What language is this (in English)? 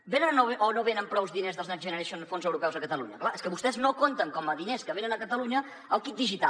Catalan